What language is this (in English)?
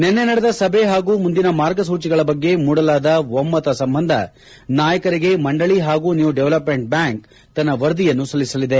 Kannada